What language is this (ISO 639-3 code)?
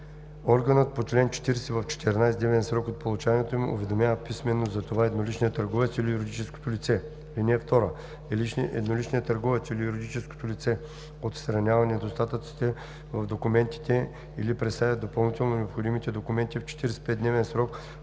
bul